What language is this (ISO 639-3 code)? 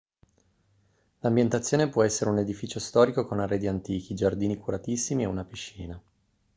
ita